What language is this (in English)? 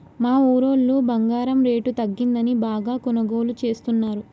Telugu